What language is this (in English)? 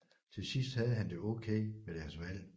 Danish